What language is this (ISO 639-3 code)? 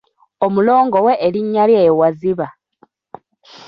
lug